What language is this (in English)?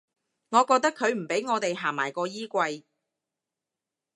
Cantonese